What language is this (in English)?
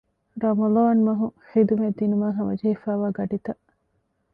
Divehi